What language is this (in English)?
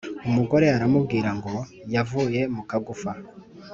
Kinyarwanda